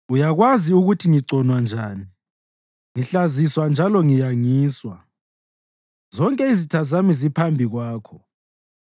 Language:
North Ndebele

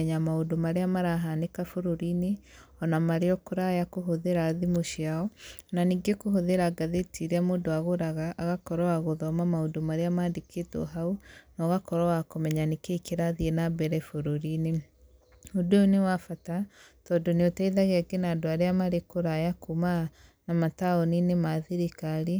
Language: Kikuyu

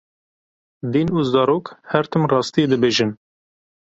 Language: Kurdish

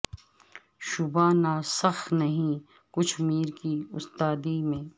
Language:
Urdu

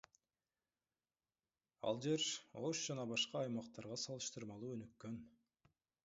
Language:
Kyrgyz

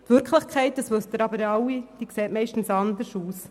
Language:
Swiss German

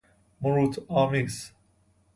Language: Persian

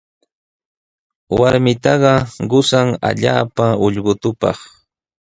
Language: Sihuas Ancash Quechua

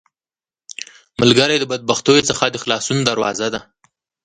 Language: Pashto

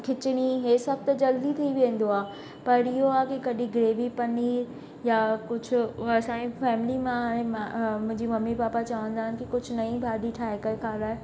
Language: Sindhi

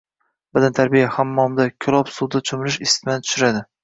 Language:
Uzbek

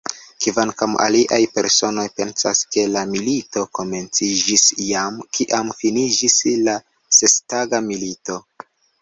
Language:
Esperanto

